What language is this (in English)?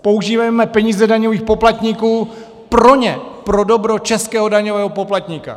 Czech